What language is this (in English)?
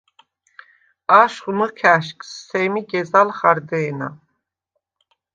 Svan